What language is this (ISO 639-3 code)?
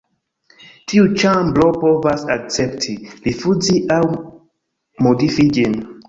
epo